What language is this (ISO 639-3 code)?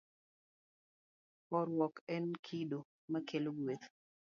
luo